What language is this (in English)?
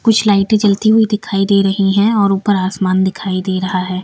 Hindi